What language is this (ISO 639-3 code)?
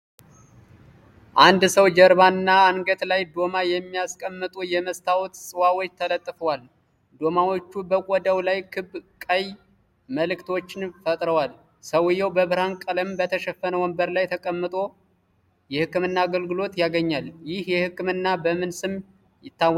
amh